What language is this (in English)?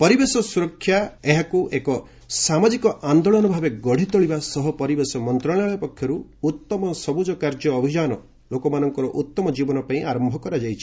Odia